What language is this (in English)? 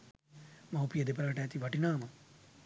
Sinhala